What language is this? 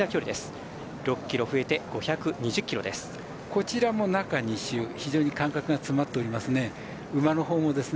Japanese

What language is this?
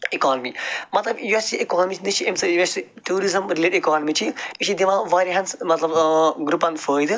Kashmiri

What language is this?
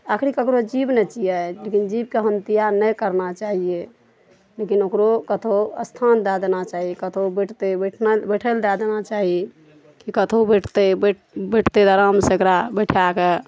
Maithili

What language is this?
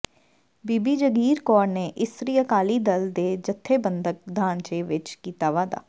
Punjabi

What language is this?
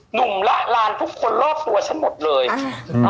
Thai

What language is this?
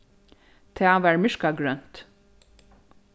Faroese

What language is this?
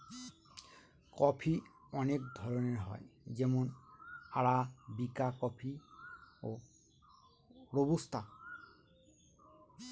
Bangla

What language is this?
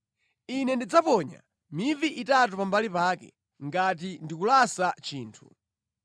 Nyanja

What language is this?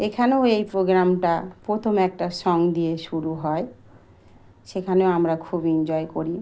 Bangla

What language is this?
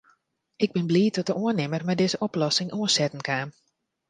Western Frisian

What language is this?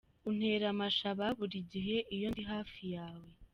Kinyarwanda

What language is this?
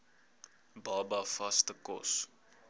Afrikaans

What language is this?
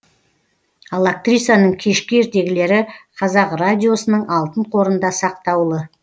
Kazakh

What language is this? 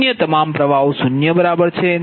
Gujarati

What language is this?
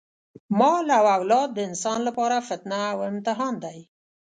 Pashto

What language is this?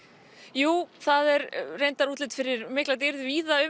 Icelandic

